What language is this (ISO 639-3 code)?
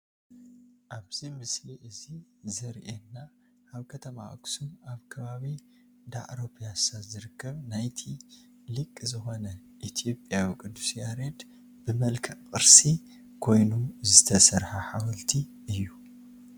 tir